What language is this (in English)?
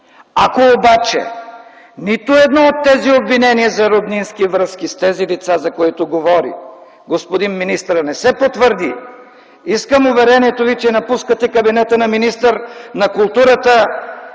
Bulgarian